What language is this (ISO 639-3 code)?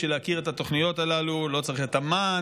heb